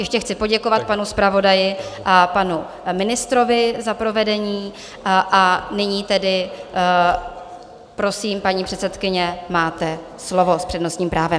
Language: Czech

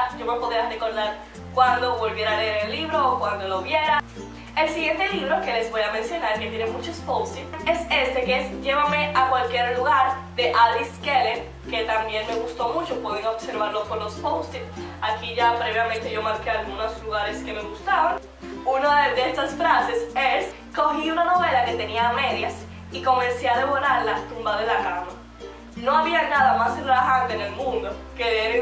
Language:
Spanish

